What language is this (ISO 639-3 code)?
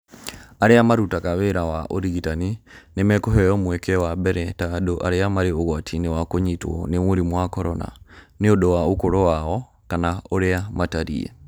kik